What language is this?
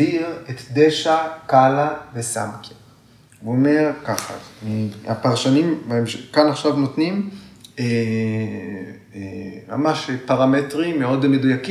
Hebrew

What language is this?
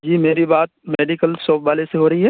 Urdu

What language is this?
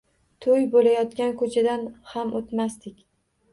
Uzbek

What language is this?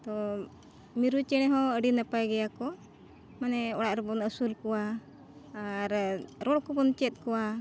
Santali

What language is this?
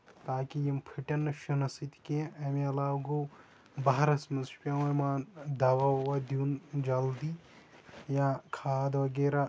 Kashmiri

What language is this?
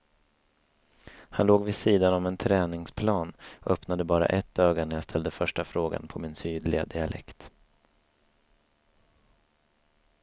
Swedish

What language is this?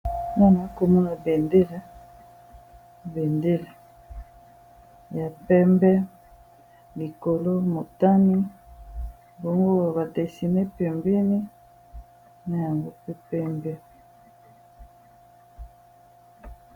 Lingala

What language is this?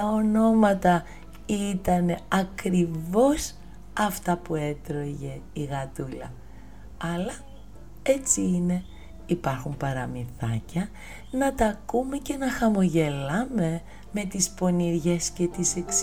Greek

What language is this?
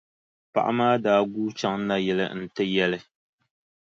Dagbani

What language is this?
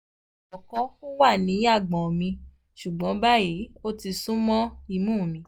Yoruba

